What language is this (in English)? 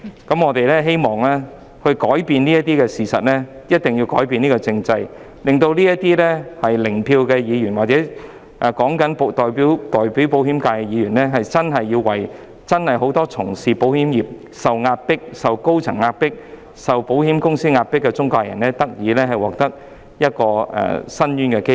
Cantonese